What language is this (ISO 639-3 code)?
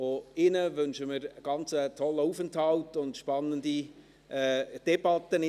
gsw